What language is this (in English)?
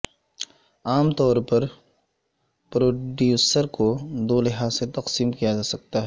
Urdu